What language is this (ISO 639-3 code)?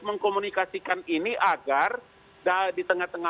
ind